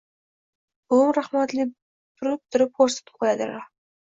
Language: Uzbek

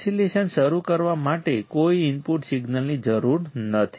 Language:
Gujarati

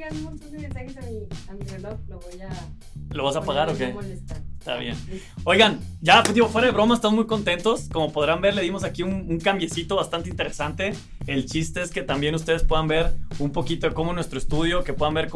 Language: Spanish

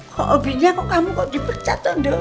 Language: Indonesian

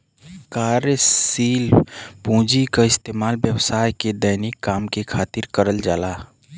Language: Bhojpuri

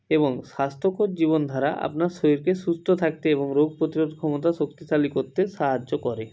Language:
Bangla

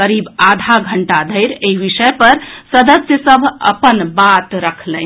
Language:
Maithili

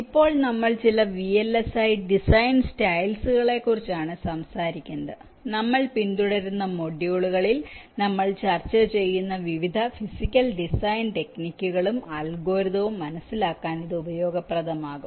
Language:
Malayalam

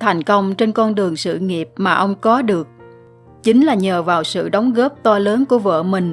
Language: Vietnamese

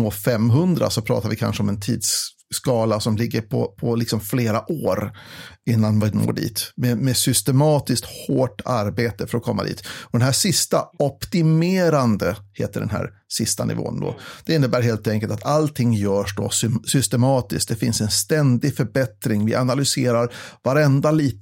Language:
Swedish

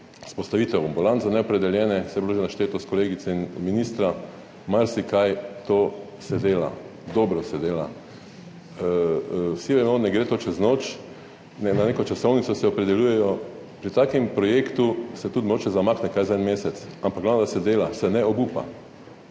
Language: Slovenian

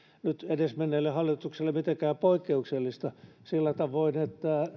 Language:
Finnish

